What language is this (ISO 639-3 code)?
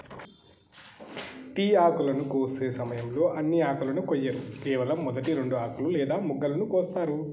tel